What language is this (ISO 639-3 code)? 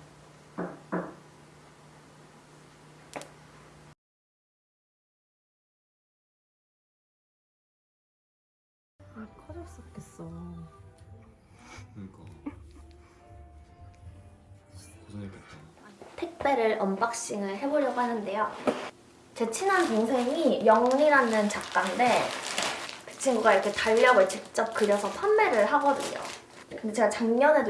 kor